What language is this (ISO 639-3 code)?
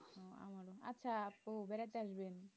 ben